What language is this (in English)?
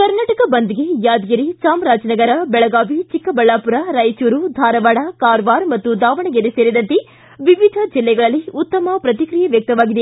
Kannada